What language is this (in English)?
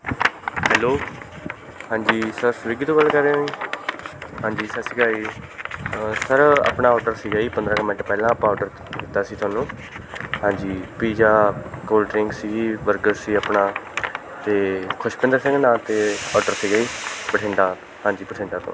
Punjabi